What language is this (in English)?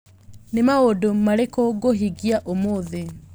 Kikuyu